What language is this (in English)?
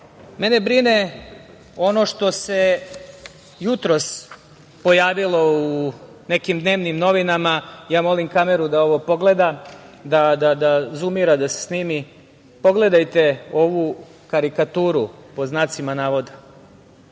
Serbian